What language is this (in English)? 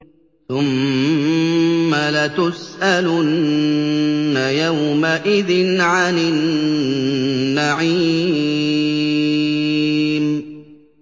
Arabic